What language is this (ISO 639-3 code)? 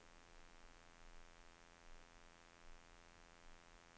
nor